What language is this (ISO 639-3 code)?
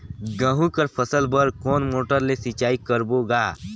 hne